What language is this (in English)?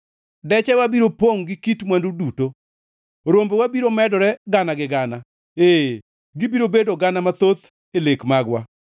Luo (Kenya and Tanzania)